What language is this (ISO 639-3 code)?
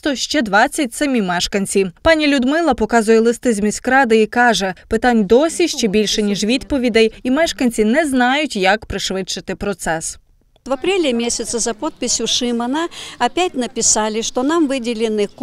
rus